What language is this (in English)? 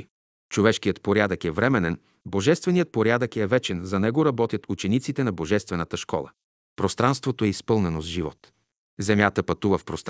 Bulgarian